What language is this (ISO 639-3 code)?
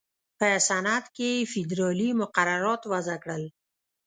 pus